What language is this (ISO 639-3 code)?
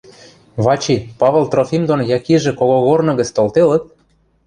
mrj